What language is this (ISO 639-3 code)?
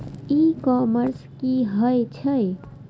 mai